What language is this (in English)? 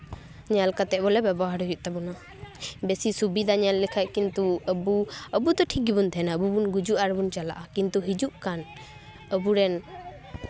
Santali